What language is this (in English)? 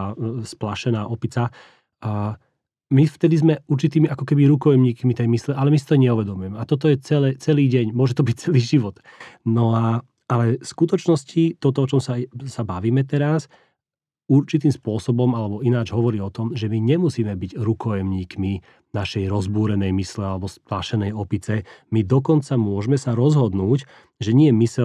Slovak